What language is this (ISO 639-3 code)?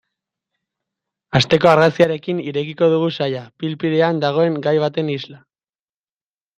eus